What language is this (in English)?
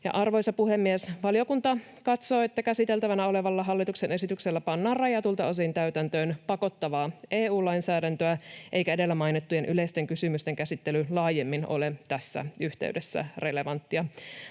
Finnish